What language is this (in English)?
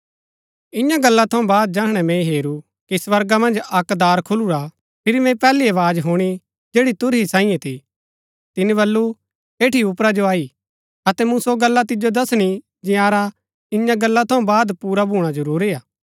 Gaddi